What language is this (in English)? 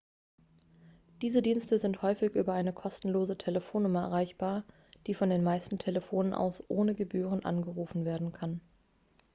German